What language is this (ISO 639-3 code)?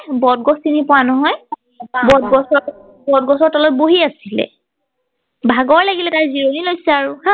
asm